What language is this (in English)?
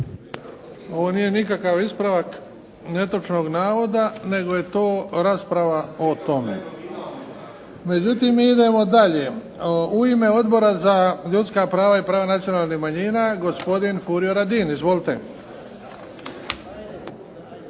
Croatian